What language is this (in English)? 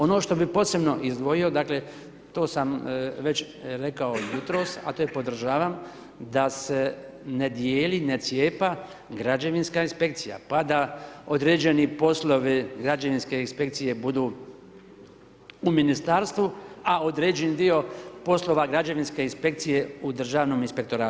Croatian